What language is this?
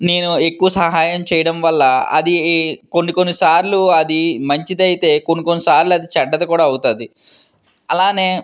Telugu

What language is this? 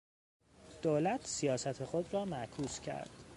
Persian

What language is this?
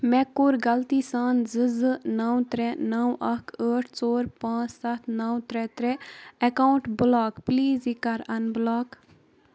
Kashmiri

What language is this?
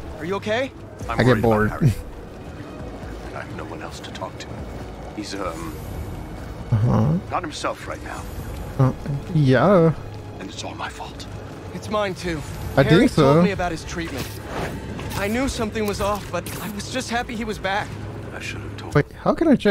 English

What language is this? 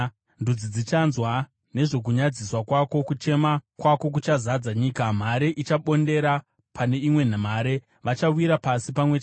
Shona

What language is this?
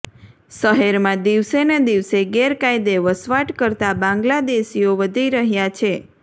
Gujarati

